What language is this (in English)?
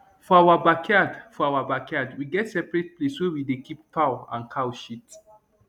Nigerian Pidgin